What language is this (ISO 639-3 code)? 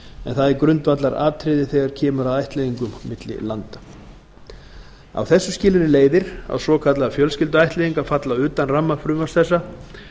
isl